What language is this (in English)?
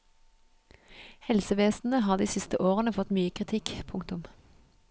Norwegian